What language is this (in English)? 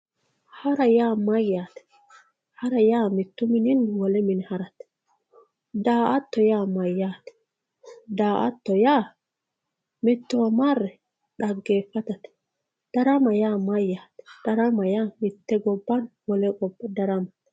Sidamo